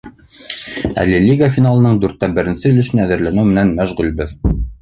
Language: Bashkir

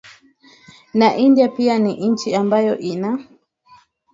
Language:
Swahili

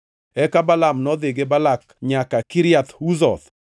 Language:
Luo (Kenya and Tanzania)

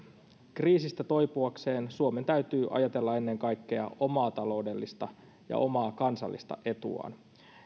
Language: Finnish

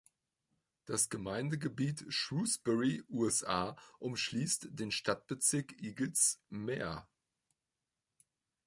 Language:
German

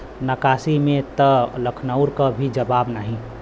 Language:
Bhojpuri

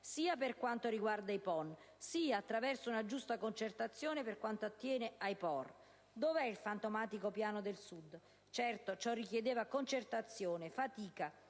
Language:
Italian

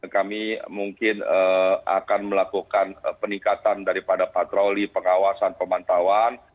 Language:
Indonesian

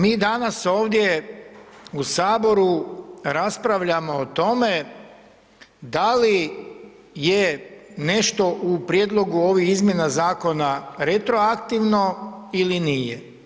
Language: Croatian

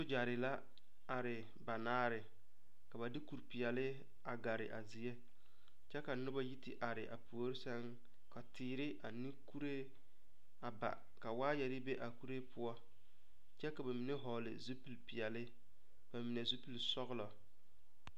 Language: Southern Dagaare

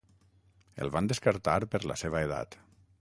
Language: Catalan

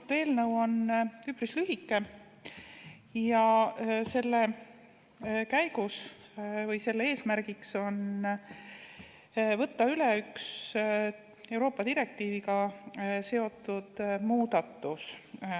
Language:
Estonian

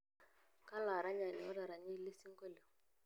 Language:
Masai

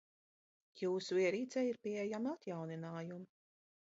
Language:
Latvian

